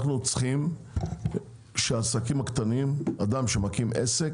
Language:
Hebrew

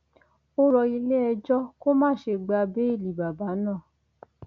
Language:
Yoruba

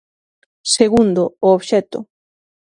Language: Galician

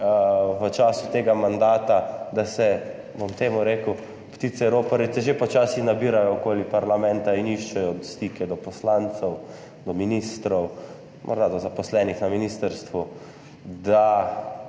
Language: Slovenian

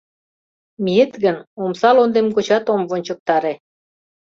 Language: Mari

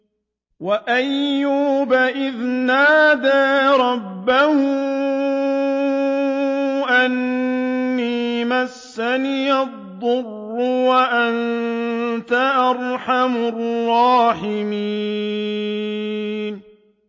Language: Arabic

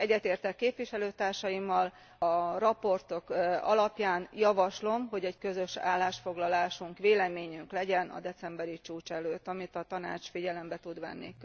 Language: Hungarian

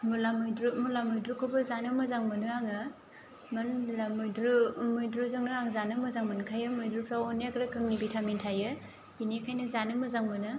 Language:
Bodo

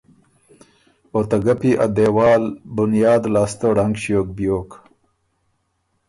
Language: Ormuri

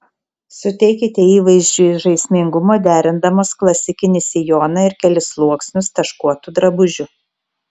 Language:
Lithuanian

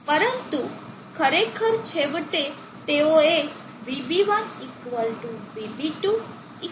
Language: Gujarati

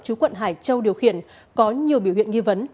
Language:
Vietnamese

